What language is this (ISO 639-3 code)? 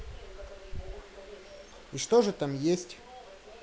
rus